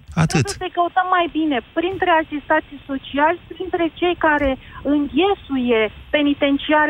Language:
Romanian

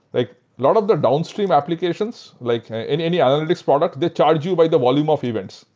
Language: English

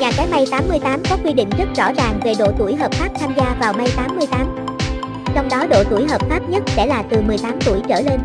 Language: Vietnamese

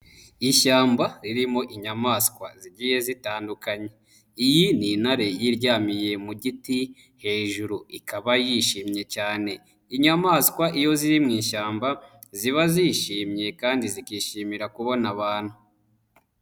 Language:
Kinyarwanda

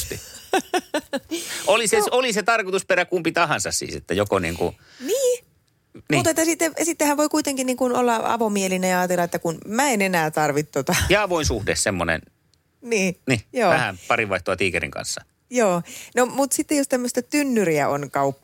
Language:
Finnish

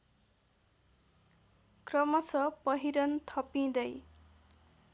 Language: Nepali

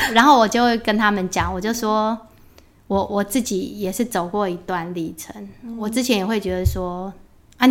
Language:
Chinese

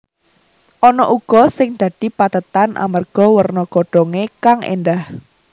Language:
Javanese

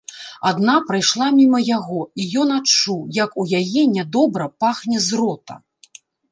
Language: Belarusian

